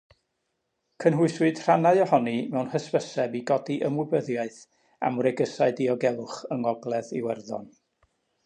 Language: Welsh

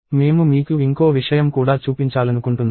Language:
Telugu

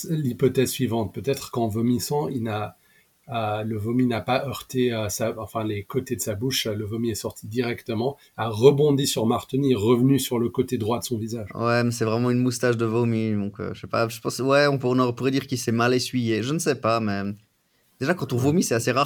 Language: French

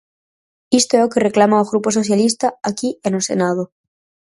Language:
Galician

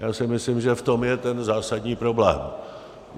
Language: Czech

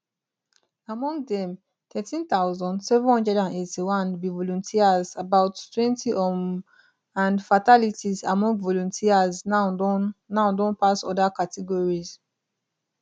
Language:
Nigerian Pidgin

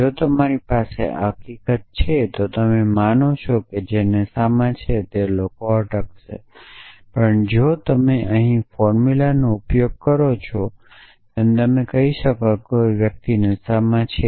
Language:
Gujarati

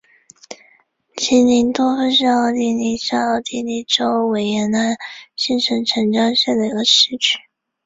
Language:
Chinese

